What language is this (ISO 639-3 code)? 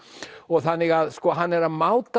isl